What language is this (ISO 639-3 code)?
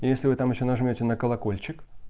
rus